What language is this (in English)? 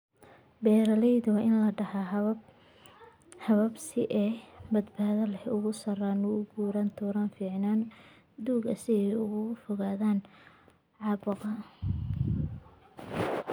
Somali